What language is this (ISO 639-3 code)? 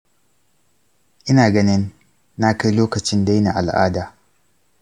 hau